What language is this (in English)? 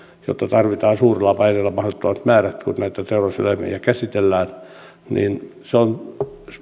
Finnish